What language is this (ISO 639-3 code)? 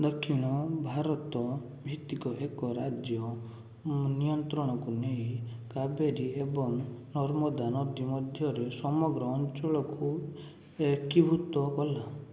ori